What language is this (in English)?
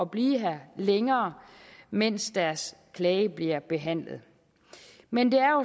Danish